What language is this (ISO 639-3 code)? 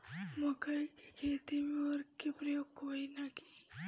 bho